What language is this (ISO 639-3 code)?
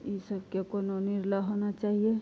mai